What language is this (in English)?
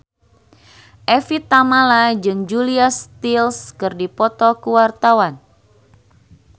Sundanese